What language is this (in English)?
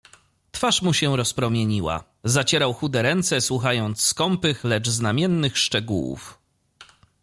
Polish